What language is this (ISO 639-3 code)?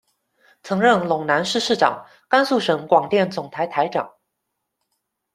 zho